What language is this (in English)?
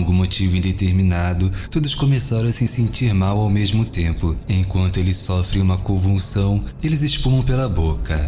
Portuguese